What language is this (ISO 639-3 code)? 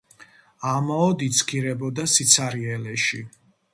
kat